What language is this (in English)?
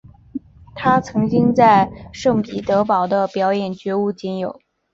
Chinese